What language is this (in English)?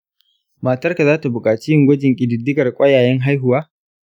Hausa